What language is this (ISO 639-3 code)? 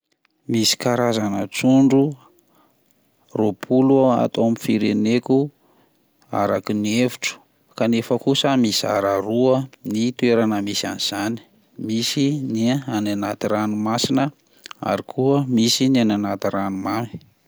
mlg